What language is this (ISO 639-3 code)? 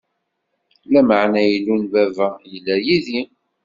kab